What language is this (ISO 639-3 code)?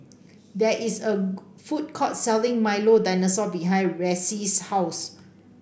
eng